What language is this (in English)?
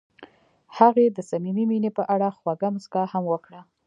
Pashto